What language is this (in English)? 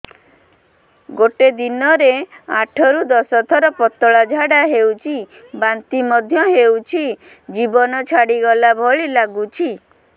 Odia